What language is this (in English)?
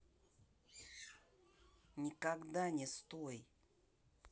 Russian